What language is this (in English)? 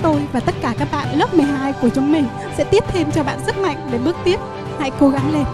Vietnamese